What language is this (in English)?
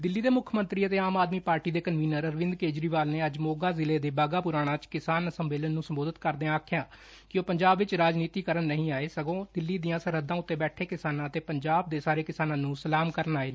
Punjabi